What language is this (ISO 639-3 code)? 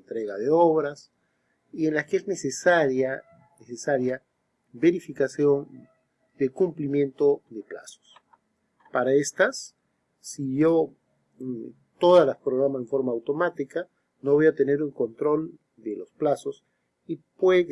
spa